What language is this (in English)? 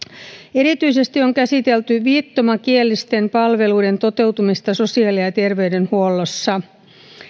Finnish